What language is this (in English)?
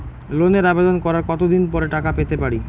Bangla